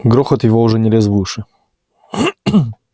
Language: Russian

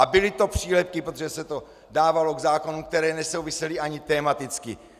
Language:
Czech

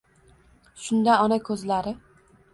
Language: Uzbek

